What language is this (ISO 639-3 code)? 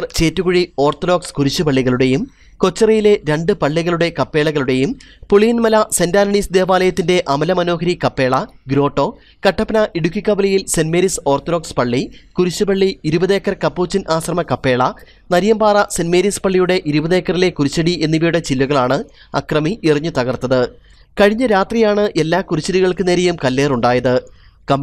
mal